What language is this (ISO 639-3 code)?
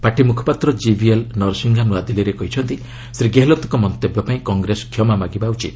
ori